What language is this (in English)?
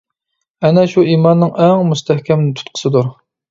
Uyghur